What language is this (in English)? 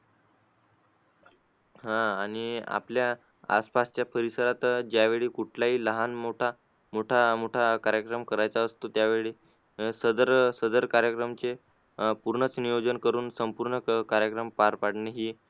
Marathi